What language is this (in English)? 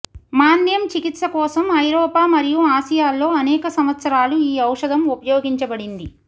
Telugu